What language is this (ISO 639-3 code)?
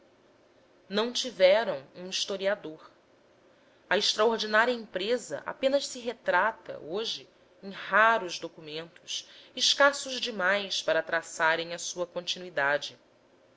por